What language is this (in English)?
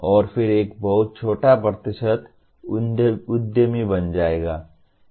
Hindi